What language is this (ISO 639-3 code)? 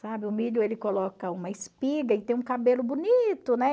por